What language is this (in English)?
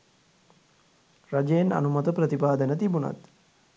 Sinhala